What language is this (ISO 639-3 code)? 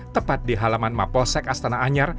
ind